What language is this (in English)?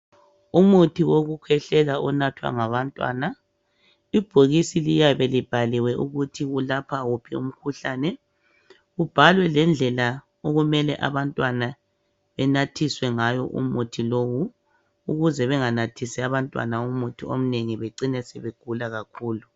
North Ndebele